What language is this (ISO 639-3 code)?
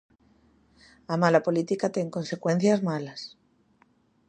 glg